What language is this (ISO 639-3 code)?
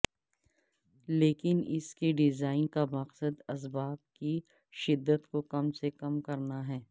urd